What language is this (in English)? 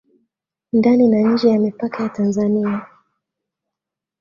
Swahili